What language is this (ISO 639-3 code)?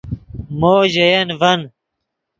ydg